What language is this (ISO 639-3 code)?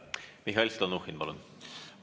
est